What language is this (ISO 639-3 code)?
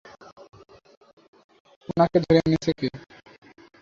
ben